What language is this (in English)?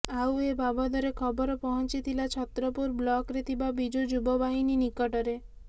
Odia